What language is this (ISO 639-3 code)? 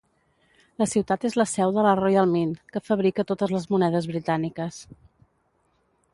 cat